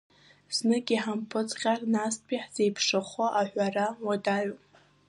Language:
Abkhazian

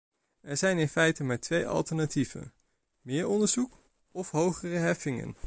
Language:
Dutch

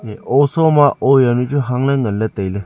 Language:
Wancho Naga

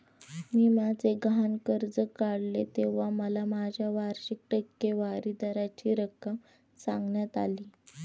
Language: Marathi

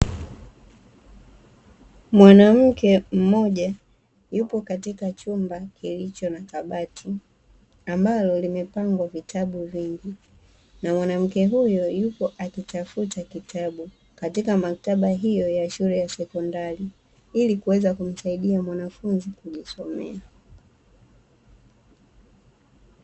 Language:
Swahili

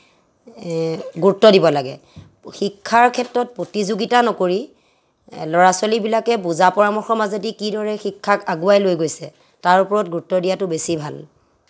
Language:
Assamese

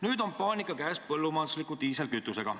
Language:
Estonian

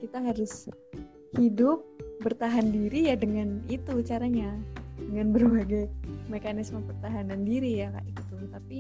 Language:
Indonesian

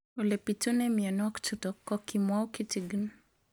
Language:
Kalenjin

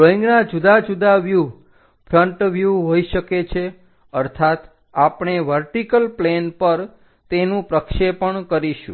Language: Gujarati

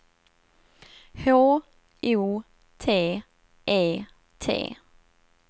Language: Swedish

